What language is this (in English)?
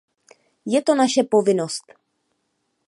Czech